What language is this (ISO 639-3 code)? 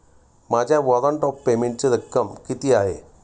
mar